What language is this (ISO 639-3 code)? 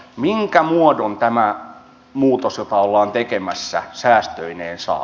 fin